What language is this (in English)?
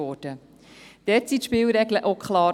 Swiss German